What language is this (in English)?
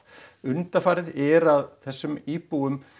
Icelandic